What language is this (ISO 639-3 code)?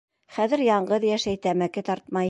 bak